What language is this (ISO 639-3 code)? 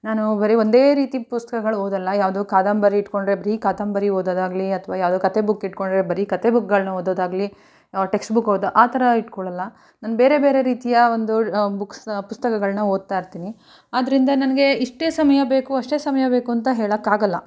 kan